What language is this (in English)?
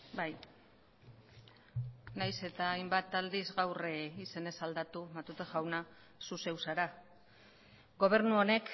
Basque